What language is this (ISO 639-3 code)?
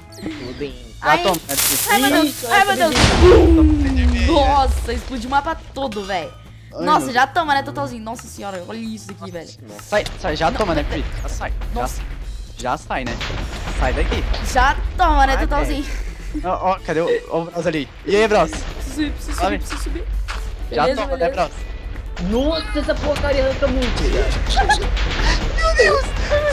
por